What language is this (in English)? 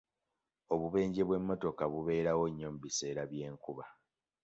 Ganda